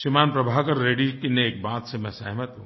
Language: Hindi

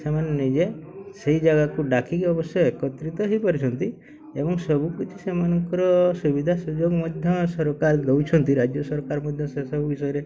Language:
Odia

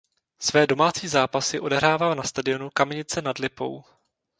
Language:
Czech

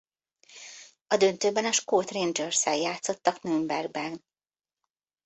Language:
Hungarian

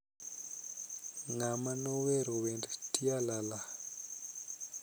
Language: Luo (Kenya and Tanzania)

